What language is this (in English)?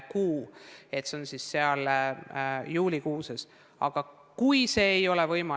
Estonian